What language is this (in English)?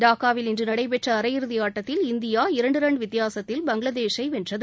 Tamil